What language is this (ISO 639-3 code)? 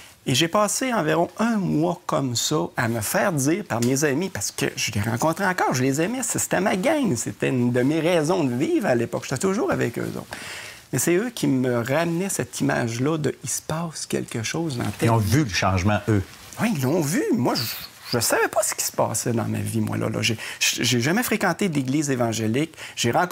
fra